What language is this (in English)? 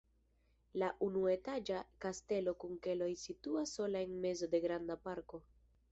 Esperanto